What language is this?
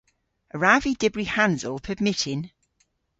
Cornish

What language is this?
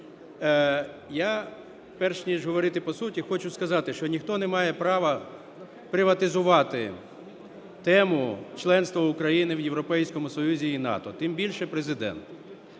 Ukrainian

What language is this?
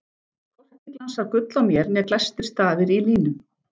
Icelandic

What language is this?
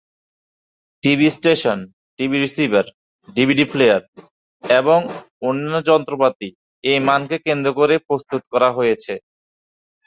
Bangla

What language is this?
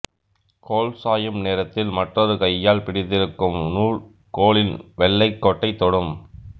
Tamil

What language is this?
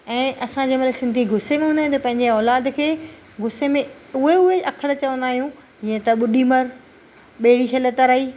Sindhi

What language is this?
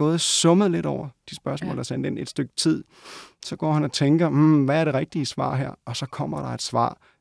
Danish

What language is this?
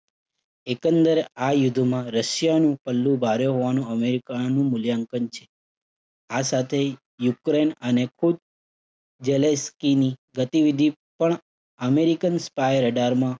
Gujarati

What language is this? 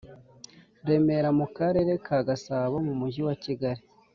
Kinyarwanda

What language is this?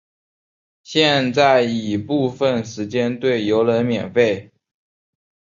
Chinese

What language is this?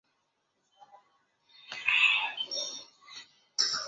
Chinese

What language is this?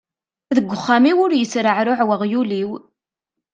Kabyle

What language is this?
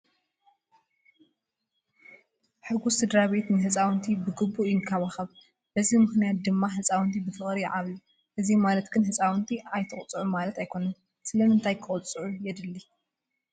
Tigrinya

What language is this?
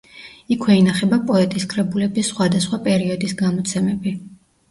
Georgian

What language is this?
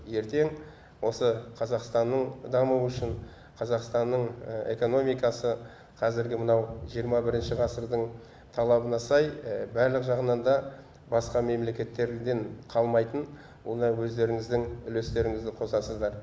Kazakh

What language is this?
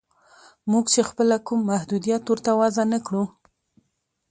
Pashto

